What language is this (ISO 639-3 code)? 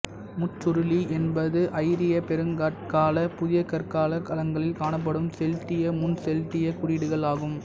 tam